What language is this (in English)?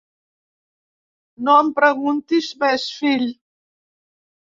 Catalan